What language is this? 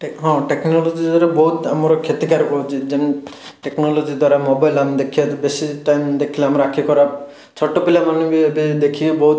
Odia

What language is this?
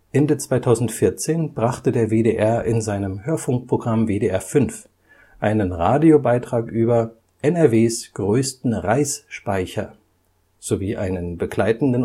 German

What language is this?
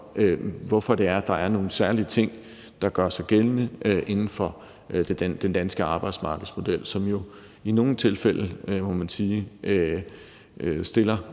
Danish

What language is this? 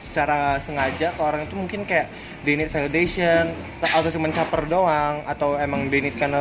Indonesian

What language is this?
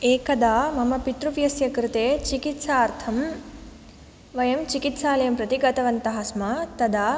Sanskrit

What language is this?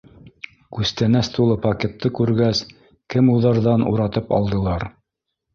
Bashkir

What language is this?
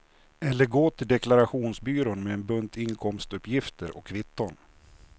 Swedish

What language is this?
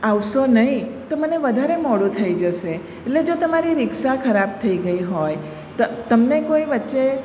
Gujarati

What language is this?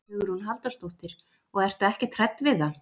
Icelandic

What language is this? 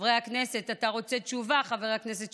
Hebrew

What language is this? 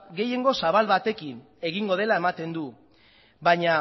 Basque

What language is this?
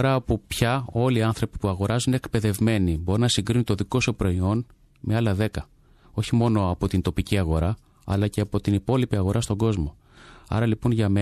Greek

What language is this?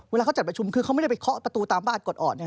Thai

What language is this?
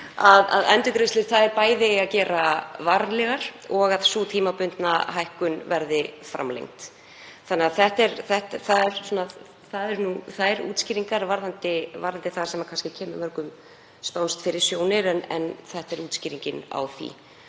Icelandic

